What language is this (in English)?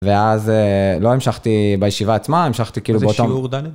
Hebrew